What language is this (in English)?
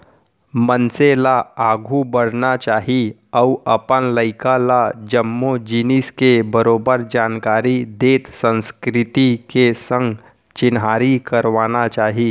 Chhattisgarhi